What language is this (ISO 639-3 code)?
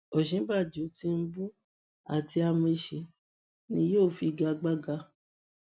yor